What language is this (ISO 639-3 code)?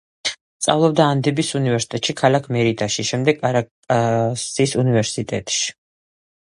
kat